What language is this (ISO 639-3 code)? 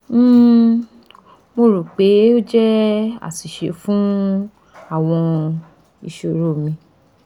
yor